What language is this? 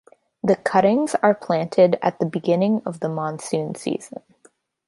English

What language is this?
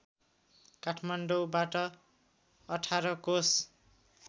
Nepali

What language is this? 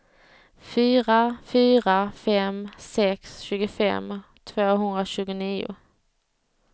Swedish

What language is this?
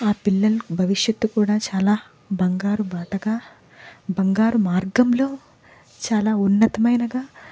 Telugu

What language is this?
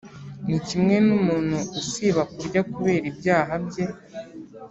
Kinyarwanda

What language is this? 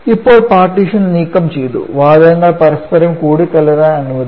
Malayalam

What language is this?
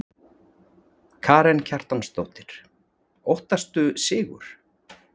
Icelandic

